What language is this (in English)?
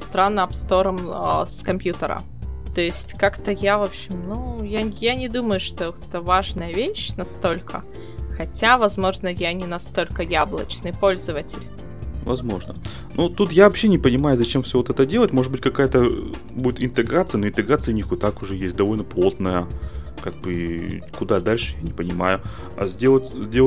Russian